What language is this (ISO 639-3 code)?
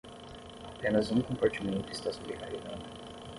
por